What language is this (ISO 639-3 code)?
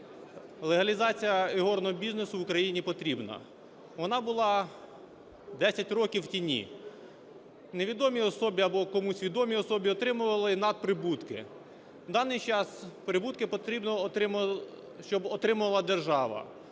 ukr